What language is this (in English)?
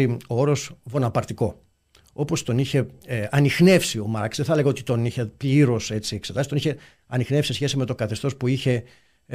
Greek